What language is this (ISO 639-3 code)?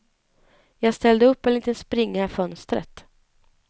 swe